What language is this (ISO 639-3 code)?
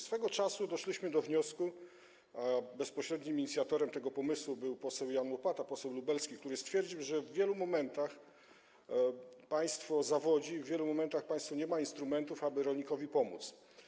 pol